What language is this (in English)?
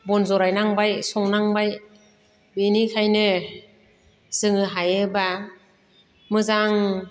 Bodo